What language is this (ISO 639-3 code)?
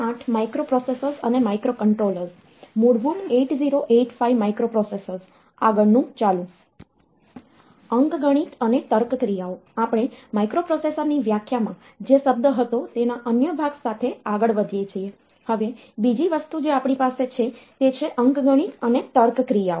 guj